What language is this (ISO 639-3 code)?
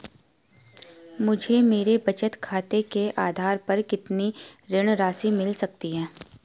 hin